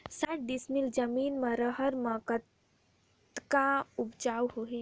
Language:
Chhattisgarhi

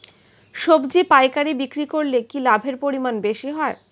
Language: Bangla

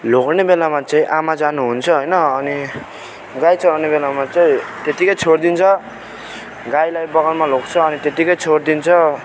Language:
Nepali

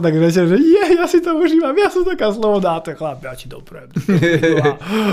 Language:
Slovak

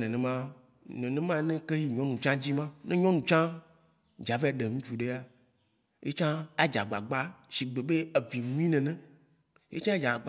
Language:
Waci Gbe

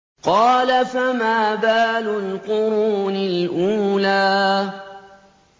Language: Arabic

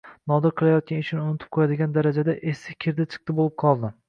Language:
Uzbek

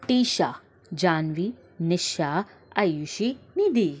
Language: Sindhi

